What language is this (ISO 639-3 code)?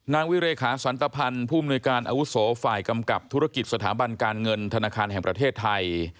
tha